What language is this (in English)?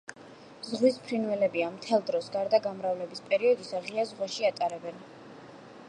Georgian